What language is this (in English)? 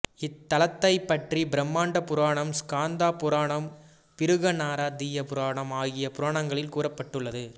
Tamil